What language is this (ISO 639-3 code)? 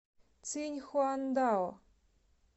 rus